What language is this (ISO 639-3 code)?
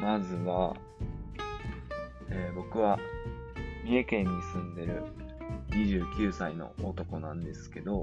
jpn